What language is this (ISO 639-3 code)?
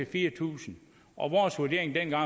dan